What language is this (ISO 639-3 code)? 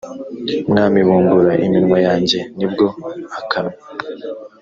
kin